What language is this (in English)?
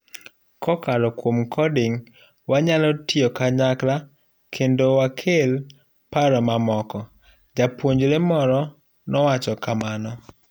Luo (Kenya and Tanzania)